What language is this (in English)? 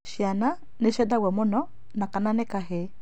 Kikuyu